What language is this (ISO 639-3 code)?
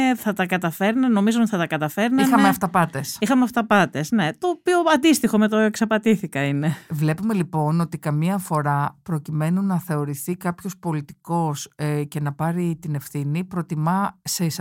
ell